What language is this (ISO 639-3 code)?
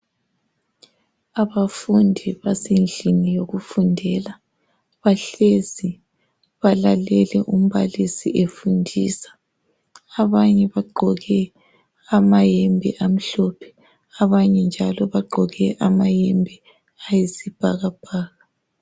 nde